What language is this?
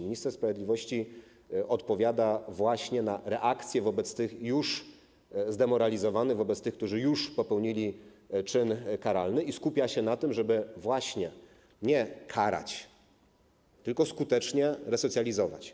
Polish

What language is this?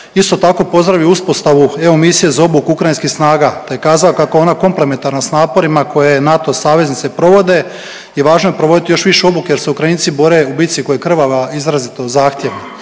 Croatian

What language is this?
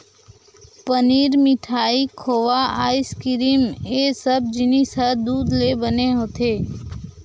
Chhattisgarhi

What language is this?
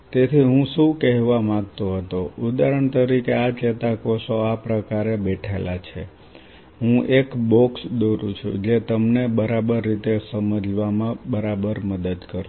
Gujarati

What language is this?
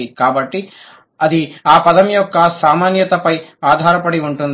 Telugu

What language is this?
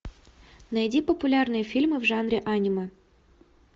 Russian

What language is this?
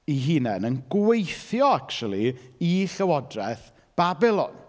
Welsh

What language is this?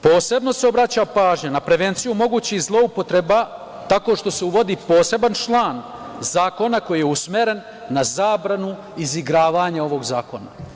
Serbian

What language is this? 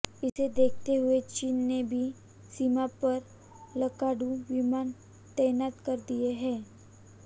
Hindi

